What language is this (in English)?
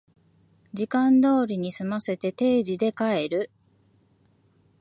Japanese